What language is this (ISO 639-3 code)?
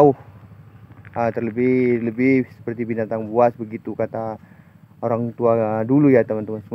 ind